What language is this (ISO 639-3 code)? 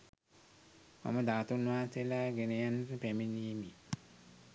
sin